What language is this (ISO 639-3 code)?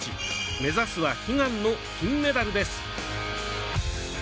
jpn